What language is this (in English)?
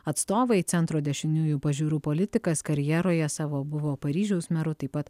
Lithuanian